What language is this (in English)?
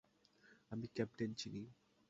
Bangla